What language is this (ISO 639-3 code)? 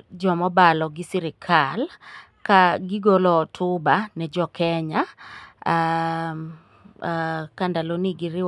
luo